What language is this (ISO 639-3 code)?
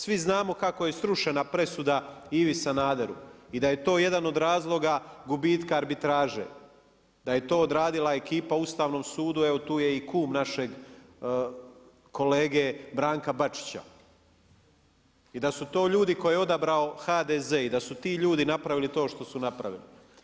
hrv